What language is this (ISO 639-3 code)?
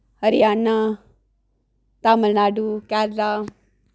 doi